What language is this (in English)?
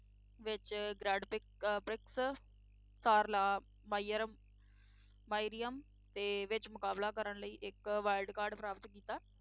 Punjabi